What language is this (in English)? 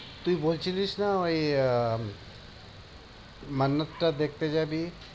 Bangla